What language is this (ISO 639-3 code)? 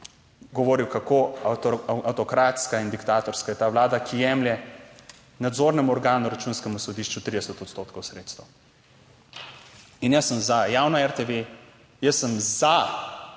slv